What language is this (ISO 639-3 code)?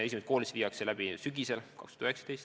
est